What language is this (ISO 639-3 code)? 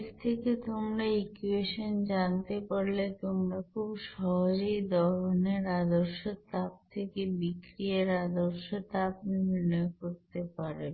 ben